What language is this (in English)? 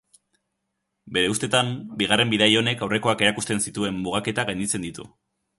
Basque